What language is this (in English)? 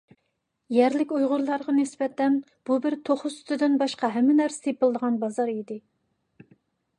Uyghur